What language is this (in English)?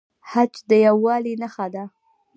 Pashto